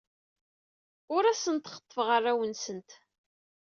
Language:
Kabyle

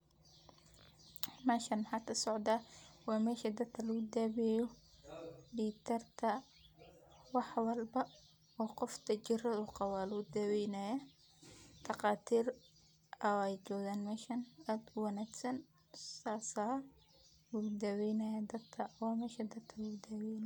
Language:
Somali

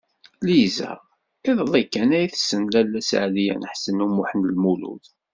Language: Kabyle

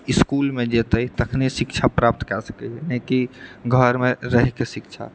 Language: Maithili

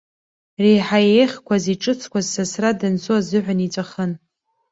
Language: Abkhazian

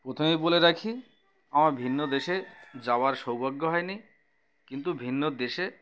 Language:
Bangla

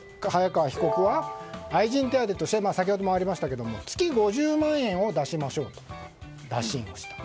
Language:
Japanese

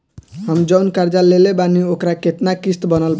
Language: Bhojpuri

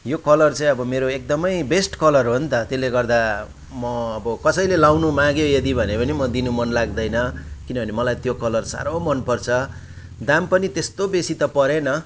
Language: Nepali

